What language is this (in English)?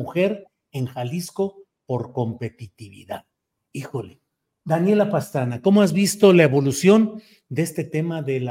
Spanish